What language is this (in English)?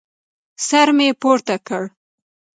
Pashto